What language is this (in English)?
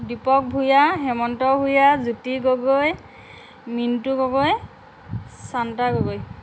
Assamese